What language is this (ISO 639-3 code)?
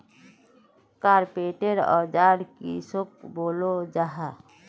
mag